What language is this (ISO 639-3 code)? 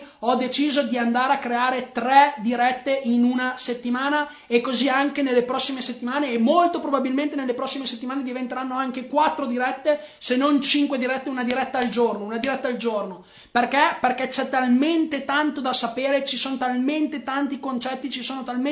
ita